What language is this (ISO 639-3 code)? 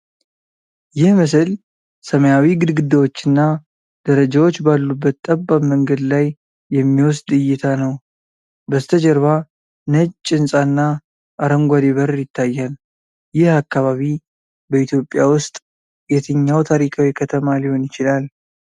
amh